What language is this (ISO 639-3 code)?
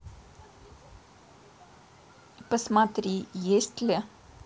rus